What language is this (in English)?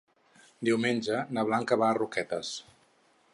Catalan